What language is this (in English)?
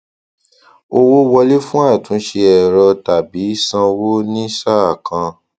Yoruba